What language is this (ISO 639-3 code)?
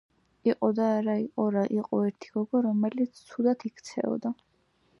kat